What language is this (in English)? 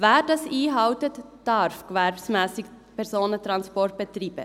Swiss German